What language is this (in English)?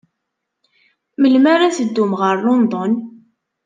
Kabyle